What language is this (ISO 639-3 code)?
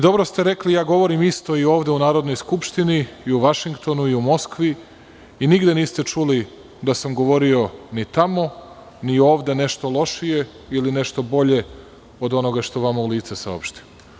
srp